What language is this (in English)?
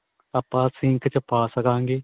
Punjabi